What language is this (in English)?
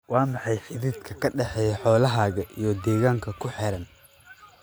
Somali